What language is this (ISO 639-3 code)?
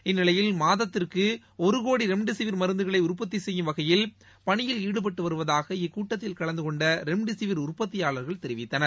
tam